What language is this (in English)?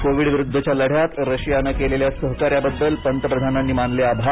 Marathi